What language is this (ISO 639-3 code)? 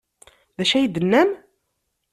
kab